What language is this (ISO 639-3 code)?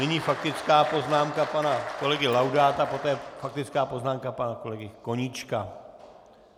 ces